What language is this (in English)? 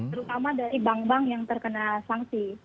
Indonesian